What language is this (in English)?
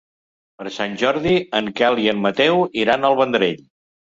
Catalan